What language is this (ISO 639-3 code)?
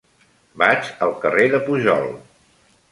cat